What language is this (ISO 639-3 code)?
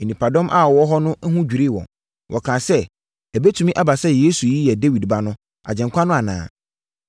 aka